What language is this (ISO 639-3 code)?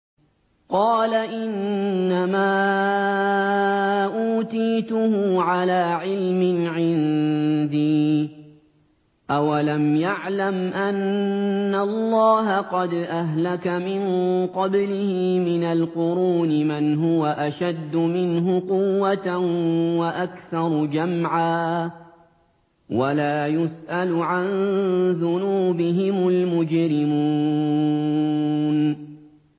ara